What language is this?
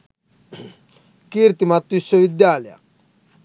Sinhala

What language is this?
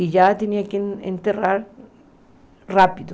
Portuguese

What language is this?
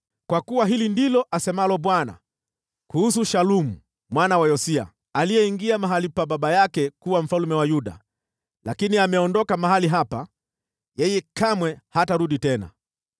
Swahili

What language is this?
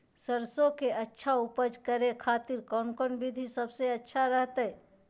Magahi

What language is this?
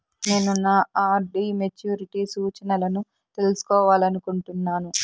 Telugu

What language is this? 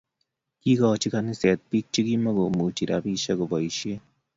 Kalenjin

